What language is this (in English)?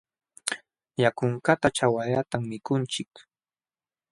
Jauja Wanca Quechua